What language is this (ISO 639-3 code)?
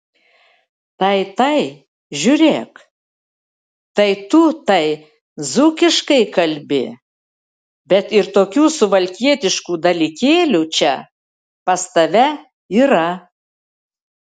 lit